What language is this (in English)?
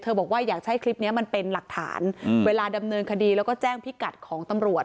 Thai